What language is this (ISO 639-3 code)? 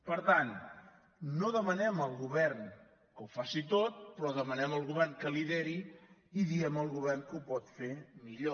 cat